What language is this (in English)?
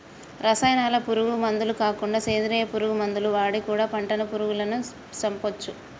Telugu